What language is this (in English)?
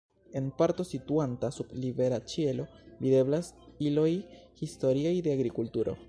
Esperanto